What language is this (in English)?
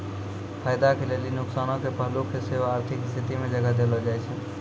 Maithili